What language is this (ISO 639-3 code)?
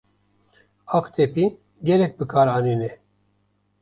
kur